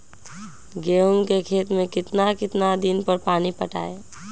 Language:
Magahi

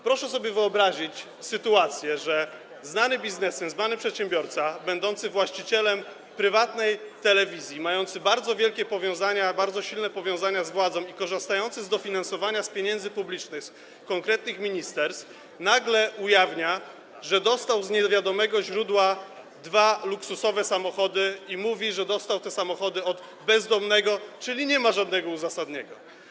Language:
Polish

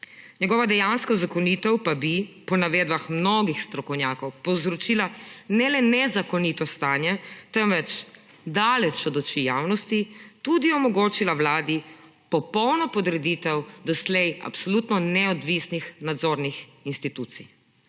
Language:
Slovenian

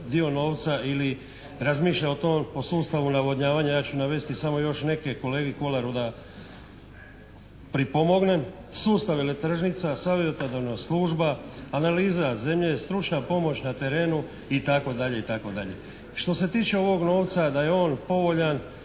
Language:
Croatian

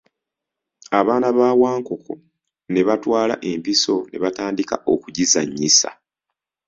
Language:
Ganda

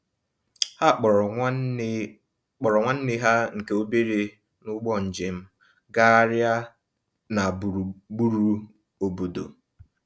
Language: Igbo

